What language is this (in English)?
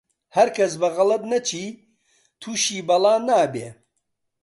Central Kurdish